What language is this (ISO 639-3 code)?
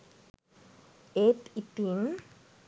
sin